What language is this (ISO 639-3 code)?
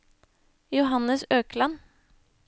nor